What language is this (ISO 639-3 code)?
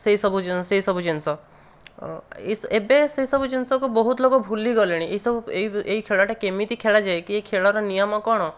ori